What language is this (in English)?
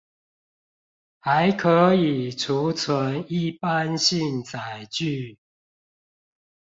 Chinese